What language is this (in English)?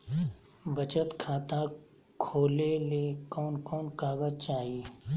Magahi